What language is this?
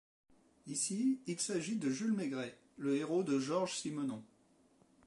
French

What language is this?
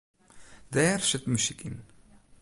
Western Frisian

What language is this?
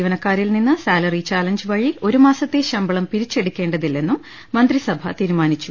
Malayalam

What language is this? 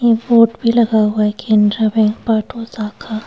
Hindi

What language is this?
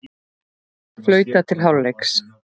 Icelandic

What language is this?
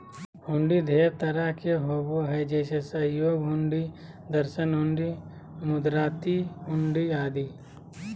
Magahi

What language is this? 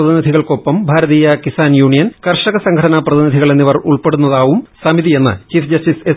Malayalam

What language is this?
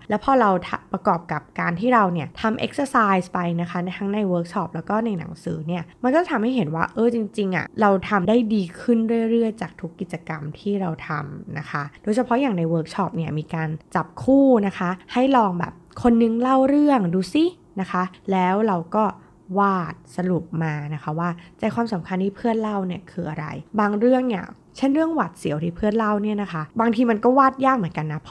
Thai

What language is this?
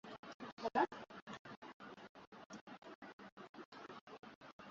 Swahili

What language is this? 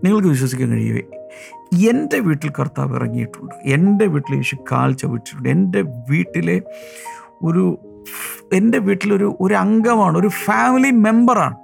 Malayalam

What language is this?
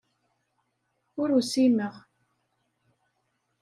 Kabyle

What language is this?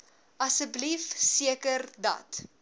Afrikaans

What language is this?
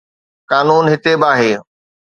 Sindhi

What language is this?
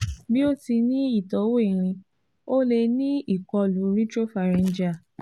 Yoruba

